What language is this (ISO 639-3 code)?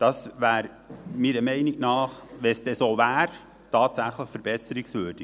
gsw